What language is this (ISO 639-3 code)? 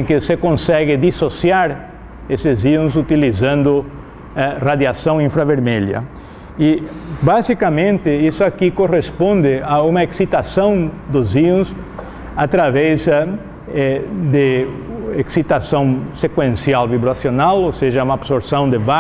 por